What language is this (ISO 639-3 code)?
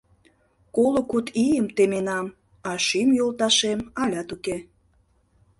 chm